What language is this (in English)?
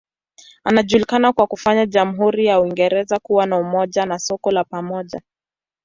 Swahili